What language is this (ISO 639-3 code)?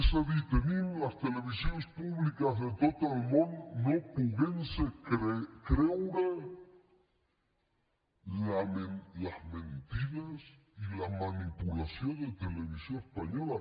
cat